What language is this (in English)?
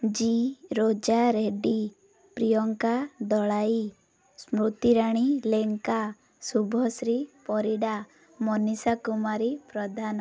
Odia